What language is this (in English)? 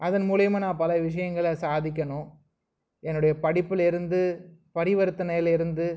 Tamil